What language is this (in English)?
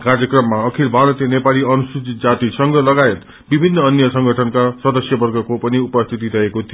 Nepali